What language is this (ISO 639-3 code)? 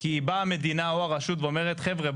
heb